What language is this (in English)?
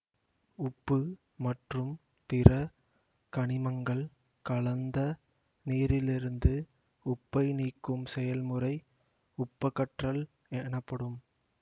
Tamil